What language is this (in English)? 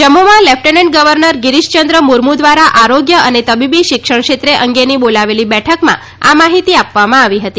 Gujarati